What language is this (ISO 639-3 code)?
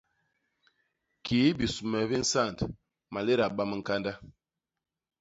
bas